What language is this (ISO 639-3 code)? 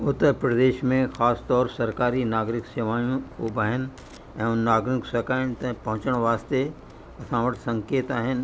snd